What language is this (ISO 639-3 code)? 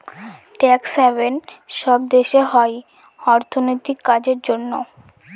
ben